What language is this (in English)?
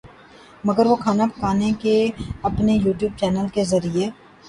Urdu